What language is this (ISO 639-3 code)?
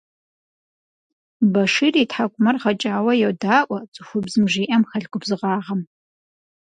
kbd